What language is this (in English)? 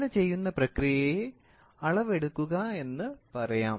Malayalam